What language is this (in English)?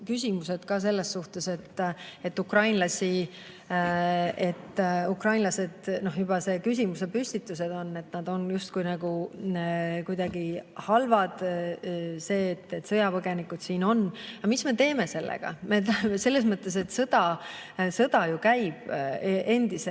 Estonian